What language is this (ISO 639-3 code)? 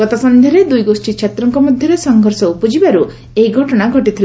ori